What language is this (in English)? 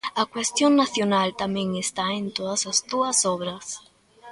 Galician